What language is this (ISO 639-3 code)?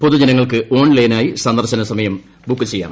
mal